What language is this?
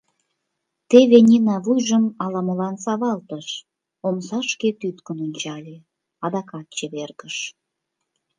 Mari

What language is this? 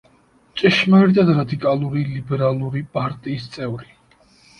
Georgian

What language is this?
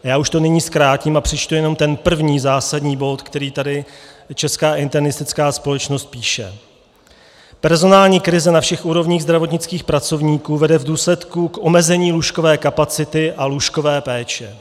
Czech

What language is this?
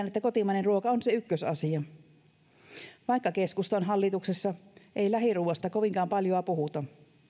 Finnish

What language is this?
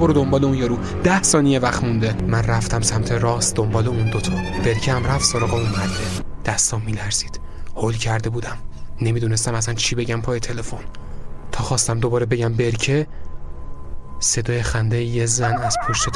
Persian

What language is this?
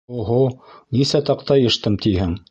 Bashkir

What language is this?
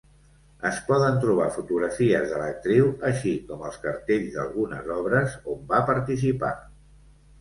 Catalan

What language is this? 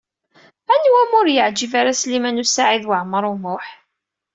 Kabyle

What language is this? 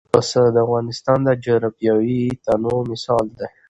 Pashto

